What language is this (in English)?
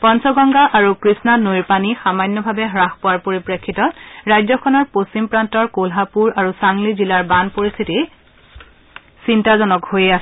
Assamese